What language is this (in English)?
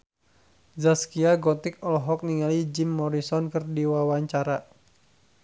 Sundanese